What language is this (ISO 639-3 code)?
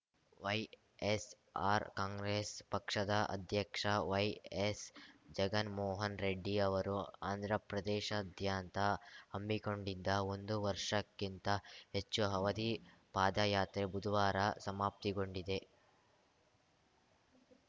kan